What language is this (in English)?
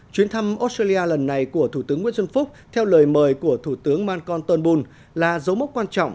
Vietnamese